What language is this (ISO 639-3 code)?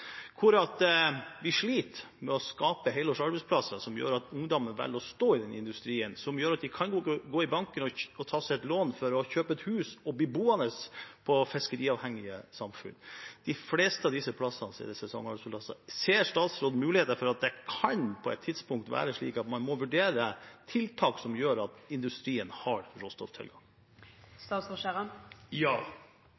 nob